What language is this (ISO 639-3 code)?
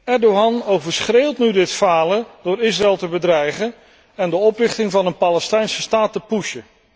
nld